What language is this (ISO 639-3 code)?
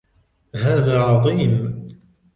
ara